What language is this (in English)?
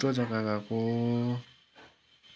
Nepali